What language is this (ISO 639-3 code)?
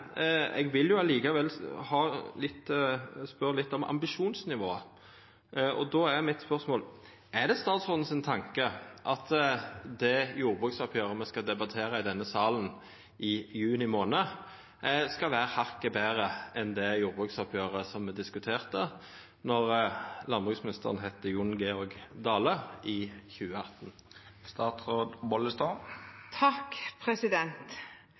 nno